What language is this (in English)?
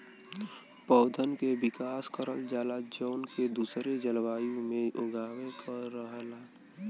Bhojpuri